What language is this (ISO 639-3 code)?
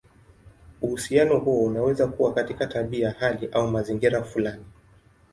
swa